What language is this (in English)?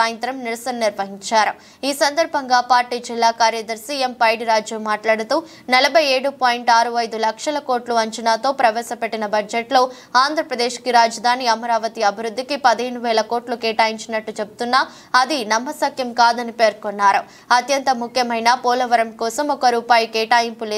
Telugu